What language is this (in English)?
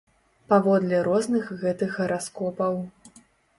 Belarusian